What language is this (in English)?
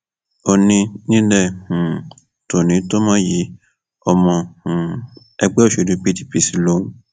Yoruba